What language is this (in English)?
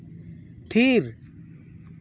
Santali